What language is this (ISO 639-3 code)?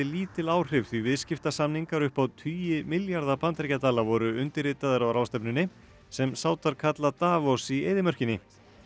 isl